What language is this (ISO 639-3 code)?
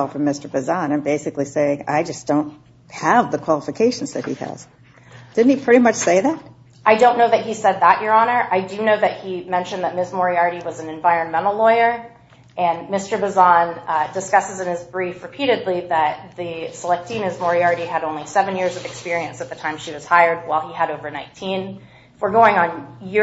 eng